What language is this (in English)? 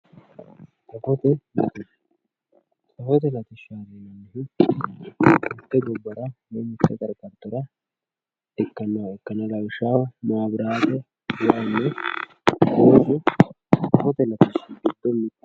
Sidamo